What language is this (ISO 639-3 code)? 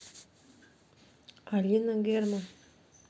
rus